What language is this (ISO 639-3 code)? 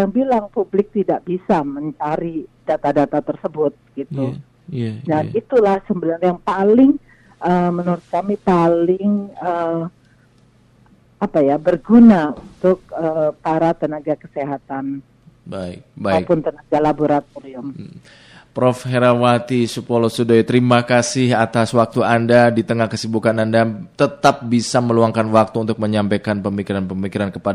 ind